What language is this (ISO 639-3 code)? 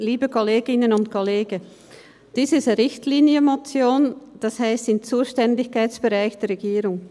gsw